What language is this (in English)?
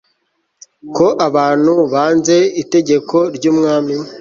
Kinyarwanda